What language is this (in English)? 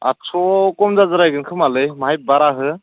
Bodo